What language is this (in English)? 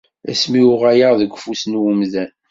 Kabyle